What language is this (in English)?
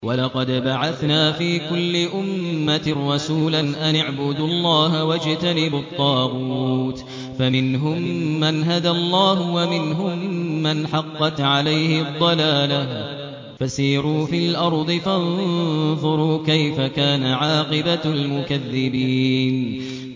Arabic